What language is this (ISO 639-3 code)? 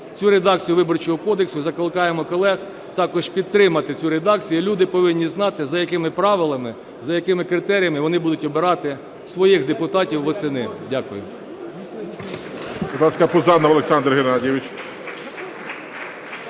ukr